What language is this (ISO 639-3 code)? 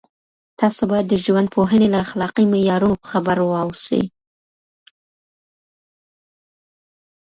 pus